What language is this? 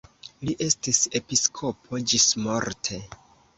Esperanto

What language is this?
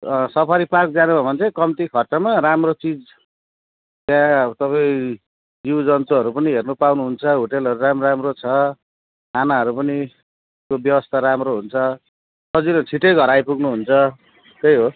Nepali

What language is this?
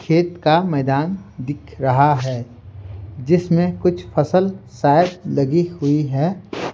Hindi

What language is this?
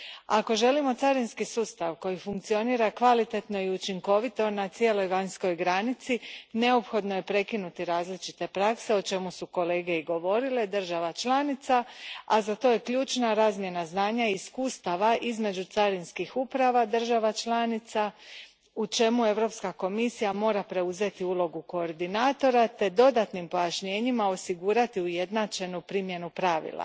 Croatian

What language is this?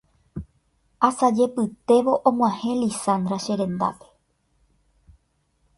Guarani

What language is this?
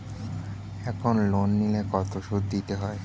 Bangla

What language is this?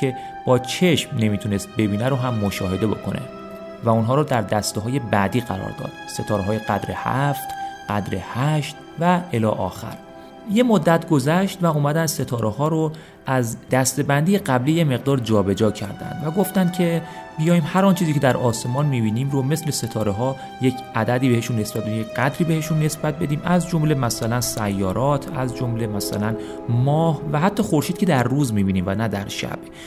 Persian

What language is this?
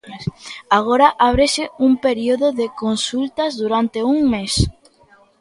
Galician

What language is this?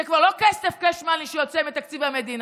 Hebrew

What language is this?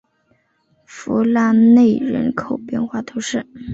Chinese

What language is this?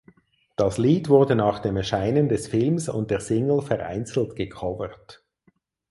German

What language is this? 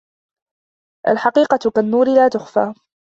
Arabic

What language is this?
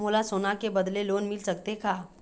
Chhattisgarhi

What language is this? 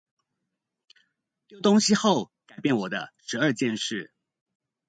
Chinese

